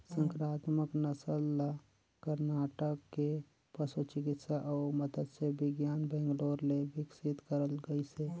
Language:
Chhattisgarhi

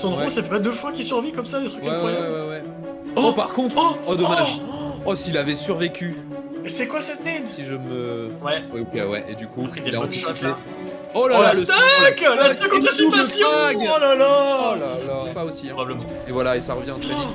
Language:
French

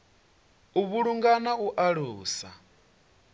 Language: Venda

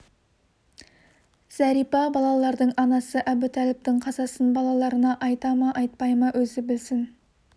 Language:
Kazakh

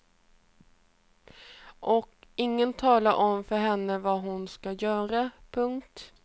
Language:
Swedish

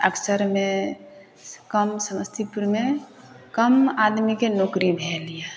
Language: Maithili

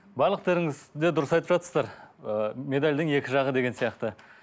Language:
Kazakh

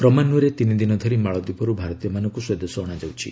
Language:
Odia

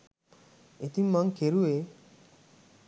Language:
Sinhala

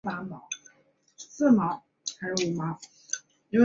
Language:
Chinese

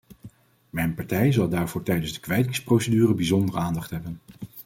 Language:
Dutch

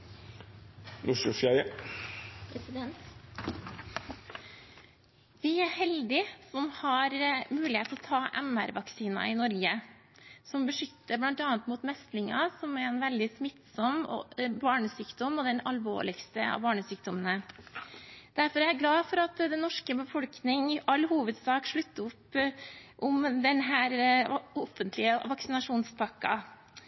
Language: Norwegian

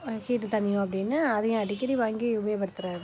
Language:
Tamil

